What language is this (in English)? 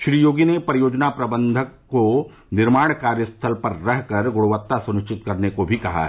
Hindi